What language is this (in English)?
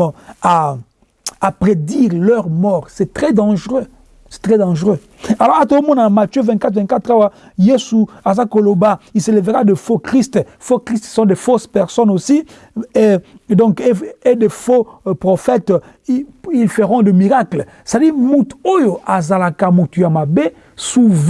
French